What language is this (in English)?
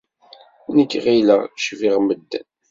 Kabyle